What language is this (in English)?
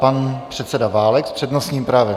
Czech